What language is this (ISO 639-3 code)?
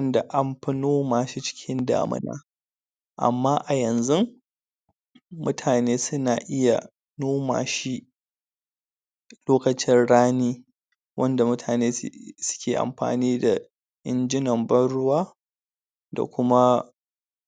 hau